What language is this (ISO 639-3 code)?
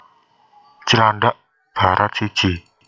jav